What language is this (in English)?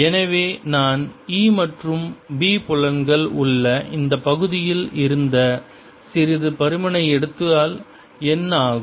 Tamil